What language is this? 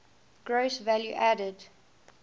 English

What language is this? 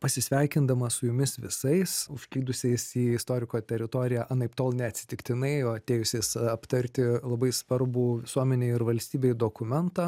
Lithuanian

